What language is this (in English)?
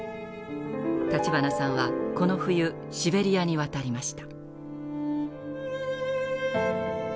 Japanese